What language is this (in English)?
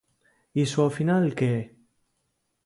Galician